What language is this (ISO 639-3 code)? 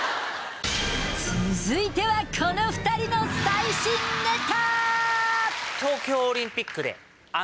jpn